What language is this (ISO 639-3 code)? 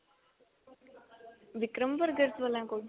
pan